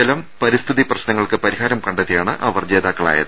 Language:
Malayalam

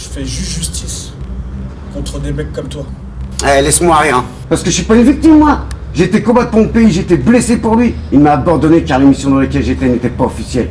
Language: French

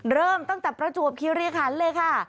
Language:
Thai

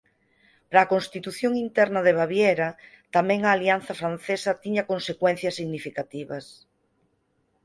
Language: Galician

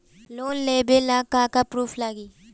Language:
Bhojpuri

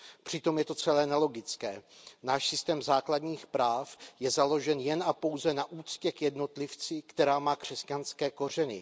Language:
Czech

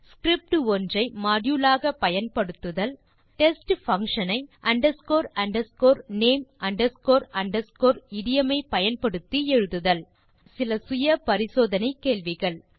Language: Tamil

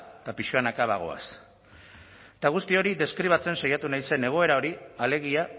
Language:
Basque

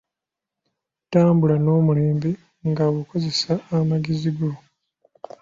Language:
Ganda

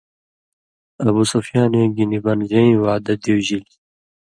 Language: Indus Kohistani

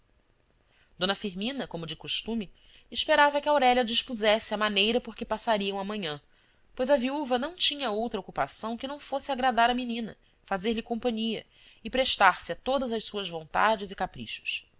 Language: Portuguese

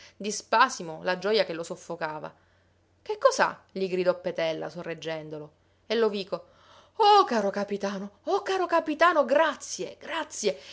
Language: Italian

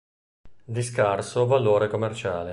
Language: Italian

